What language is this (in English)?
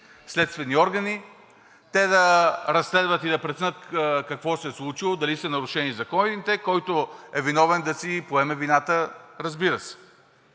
Bulgarian